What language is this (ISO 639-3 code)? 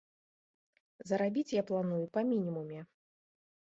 bel